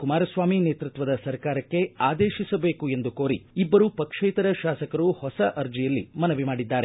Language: Kannada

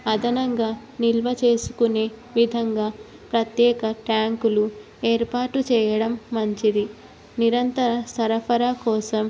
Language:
Telugu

